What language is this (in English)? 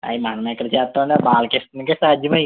Telugu